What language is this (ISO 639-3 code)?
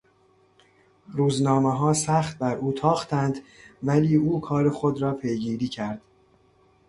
fas